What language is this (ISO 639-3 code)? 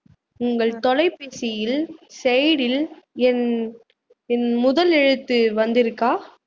tam